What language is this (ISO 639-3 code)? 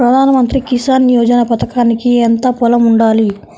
tel